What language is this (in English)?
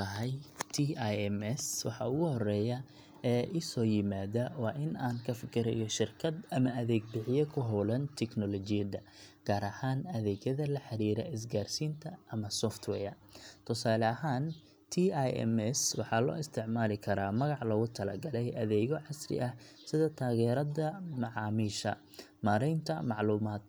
Somali